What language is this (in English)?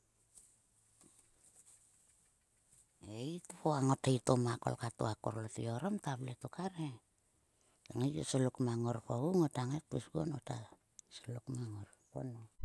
Sulka